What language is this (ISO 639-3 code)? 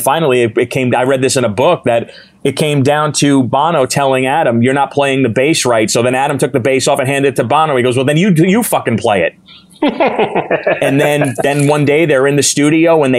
eng